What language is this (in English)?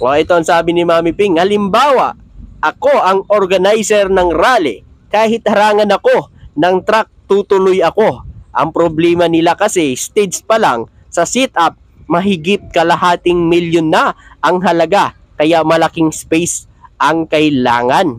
Filipino